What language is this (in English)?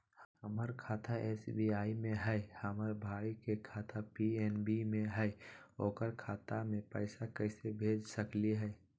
Magahi